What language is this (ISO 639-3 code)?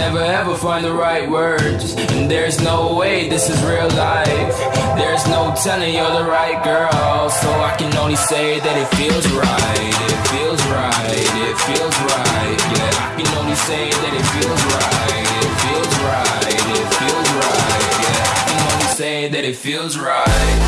eng